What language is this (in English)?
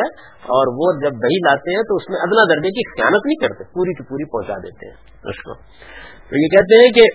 Urdu